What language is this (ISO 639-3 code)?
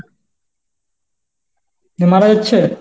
ben